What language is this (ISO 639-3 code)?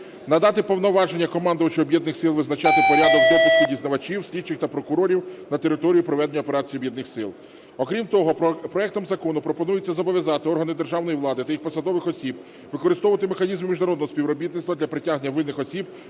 ukr